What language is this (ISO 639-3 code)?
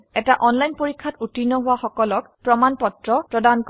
asm